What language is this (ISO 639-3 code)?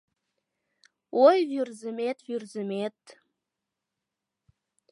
chm